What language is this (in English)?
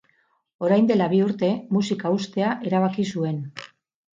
Basque